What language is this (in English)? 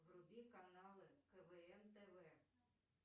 Russian